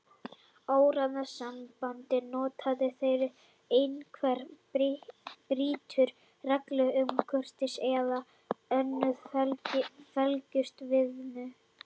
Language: Icelandic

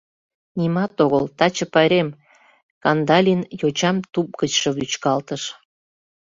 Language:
Mari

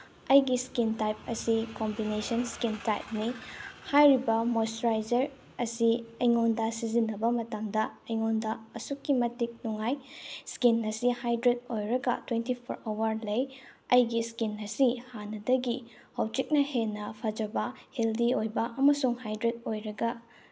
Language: Manipuri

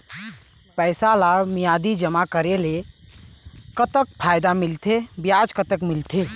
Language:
Chhattisgarhi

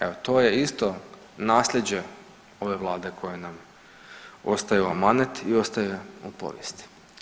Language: Croatian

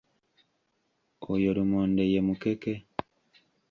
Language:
Ganda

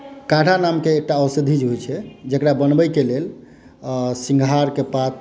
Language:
Maithili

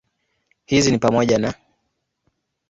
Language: Swahili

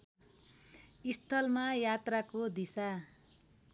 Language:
Nepali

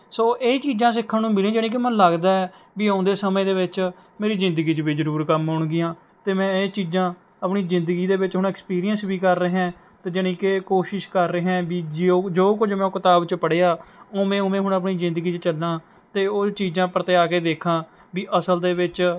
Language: Punjabi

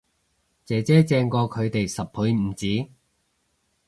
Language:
Cantonese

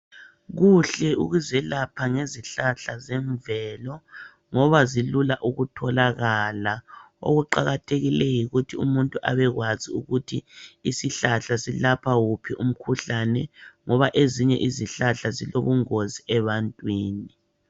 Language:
North Ndebele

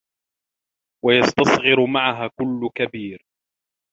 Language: Arabic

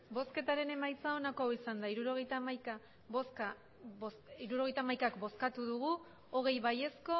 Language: Basque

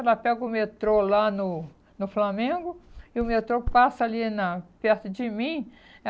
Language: Portuguese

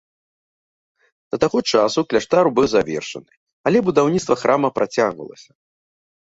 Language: Belarusian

